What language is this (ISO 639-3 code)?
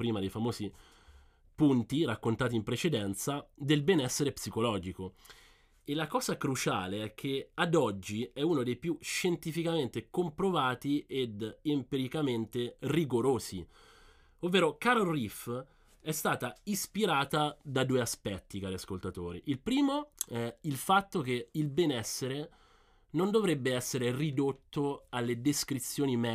ita